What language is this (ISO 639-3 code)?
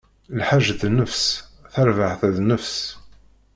kab